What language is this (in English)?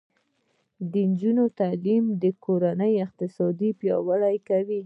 Pashto